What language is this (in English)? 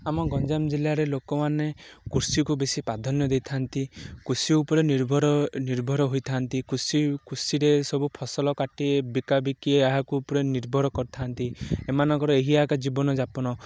Odia